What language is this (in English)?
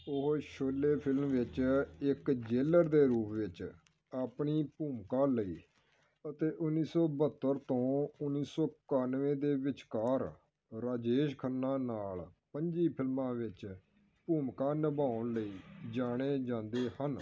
Punjabi